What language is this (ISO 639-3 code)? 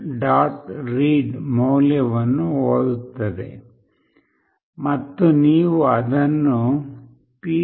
kan